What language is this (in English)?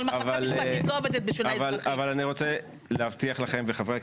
Hebrew